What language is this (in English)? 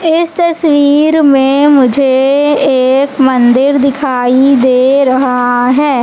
Hindi